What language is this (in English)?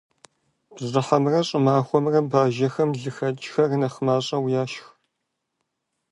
Kabardian